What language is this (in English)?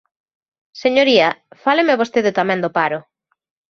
Galician